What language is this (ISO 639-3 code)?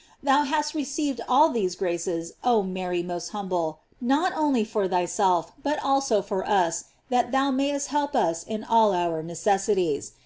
eng